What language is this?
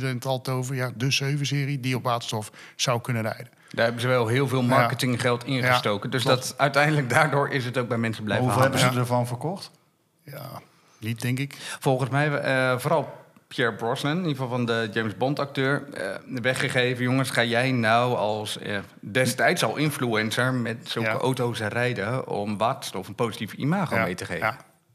Dutch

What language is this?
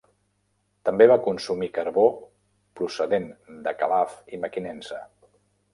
Catalan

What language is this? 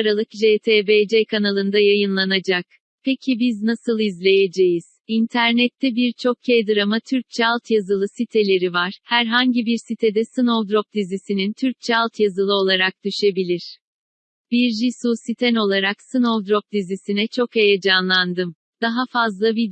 Turkish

